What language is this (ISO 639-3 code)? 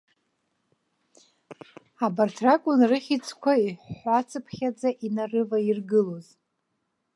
abk